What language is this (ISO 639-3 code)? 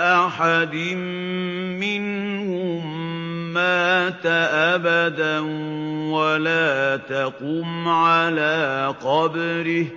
ara